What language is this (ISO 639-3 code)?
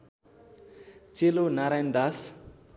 nep